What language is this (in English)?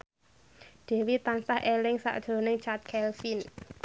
Javanese